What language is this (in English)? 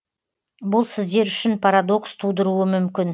Kazakh